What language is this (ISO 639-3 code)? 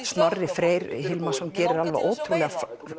isl